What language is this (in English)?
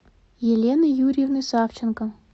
Russian